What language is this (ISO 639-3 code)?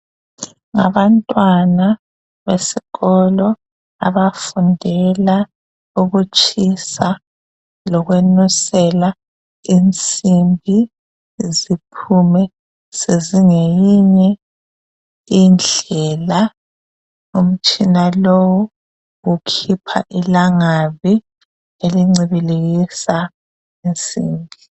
nde